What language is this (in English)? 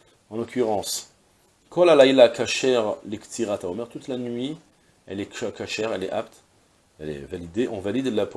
French